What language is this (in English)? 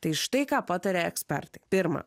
Lithuanian